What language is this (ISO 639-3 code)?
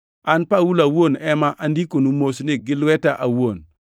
luo